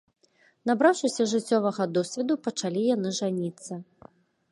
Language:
Belarusian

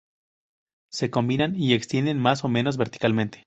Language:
Spanish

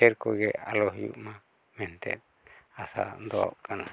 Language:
Santali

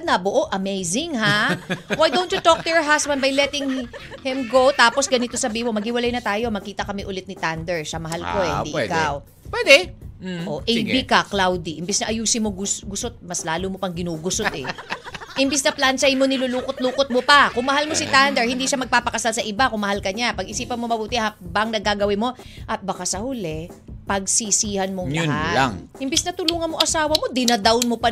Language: Filipino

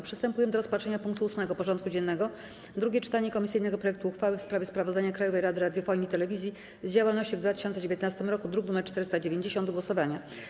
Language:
Polish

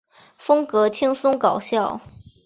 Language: Chinese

